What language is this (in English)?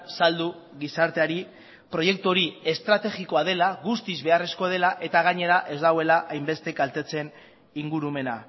Basque